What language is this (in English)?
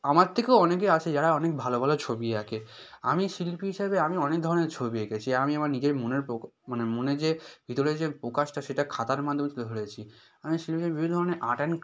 Bangla